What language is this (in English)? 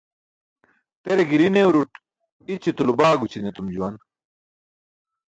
Burushaski